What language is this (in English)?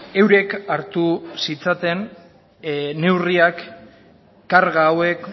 Basque